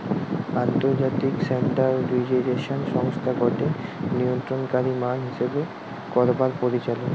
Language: Bangla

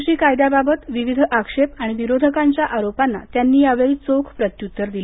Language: Marathi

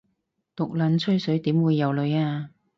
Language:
Cantonese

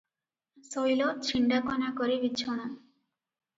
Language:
Odia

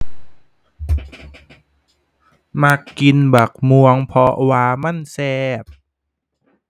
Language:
Thai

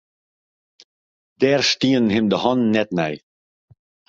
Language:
Western Frisian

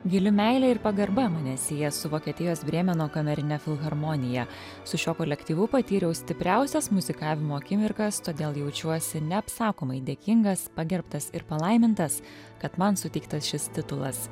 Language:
Lithuanian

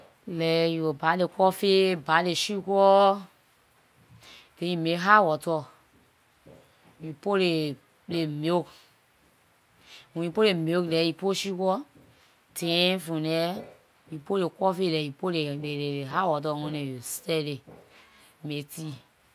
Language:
Liberian English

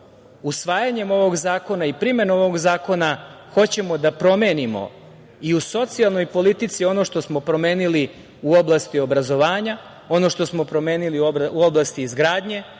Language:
Serbian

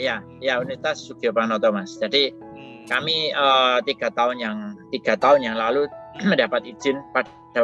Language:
Indonesian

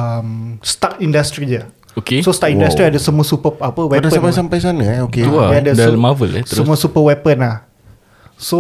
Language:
Malay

